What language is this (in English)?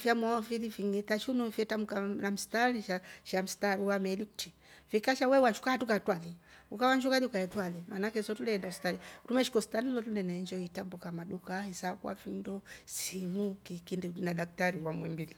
Rombo